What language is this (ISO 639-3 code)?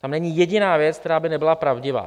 ces